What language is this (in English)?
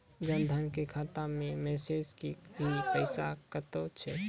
Maithili